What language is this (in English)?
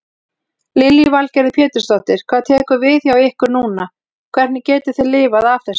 Icelandic